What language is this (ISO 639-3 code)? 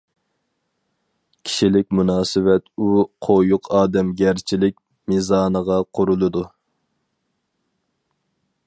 uig